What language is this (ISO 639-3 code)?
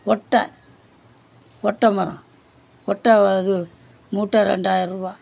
tam